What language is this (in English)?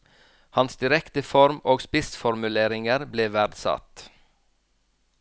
Norwegian